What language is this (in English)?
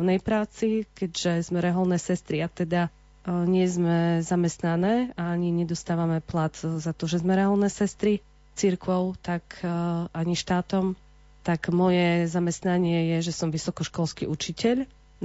Slovak